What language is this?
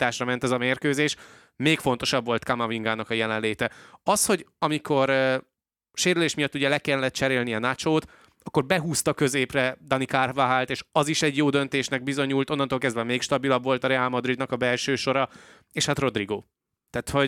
Hungarian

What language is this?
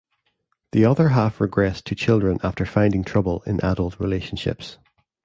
English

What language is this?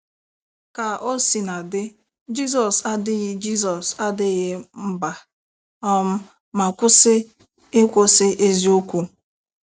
Igbo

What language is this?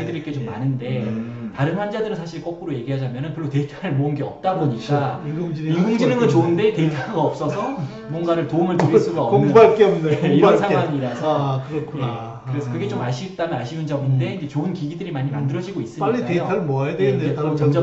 Korean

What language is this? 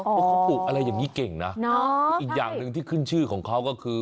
Thai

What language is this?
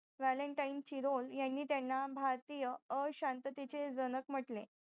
Marathi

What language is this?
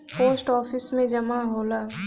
Bhojpuri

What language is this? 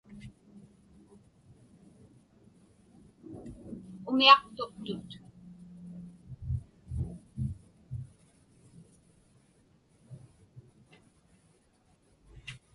Inupiaq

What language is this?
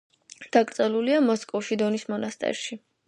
Georgian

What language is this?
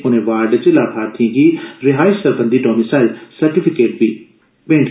Dogri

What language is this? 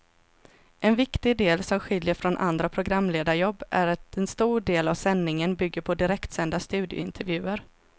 Swedish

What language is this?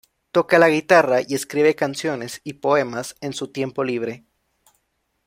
Spanish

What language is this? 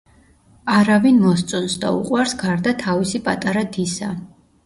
Georgian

